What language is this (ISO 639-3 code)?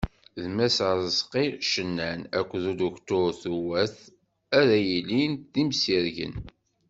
kab